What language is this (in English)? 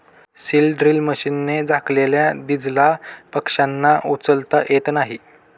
Marathi